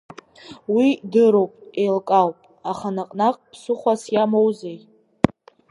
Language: Abkhazian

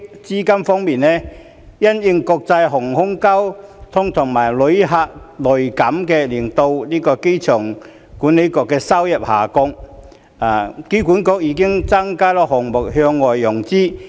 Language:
Cantonese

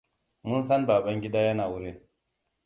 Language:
Hausa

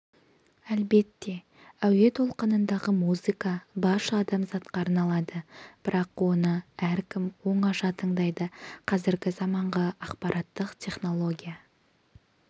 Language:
Kazakh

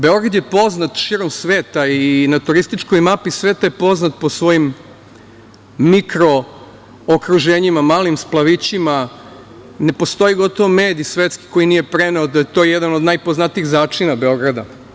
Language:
Serbian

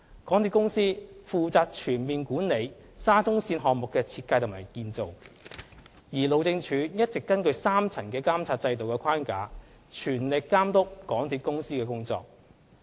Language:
Cantonese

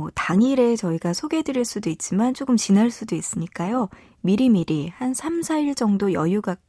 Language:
Korean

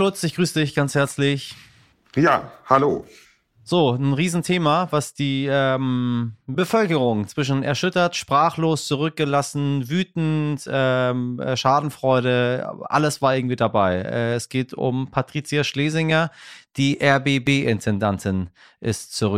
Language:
German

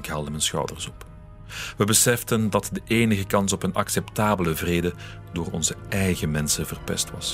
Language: Dutch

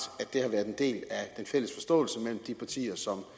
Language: Danish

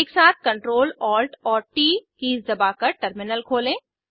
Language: Hindi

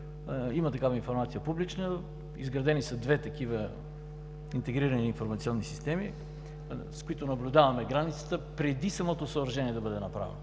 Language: Bulgarian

